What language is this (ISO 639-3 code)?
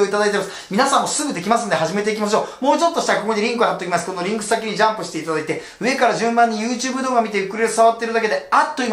jpn